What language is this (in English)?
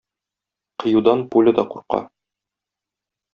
Tatar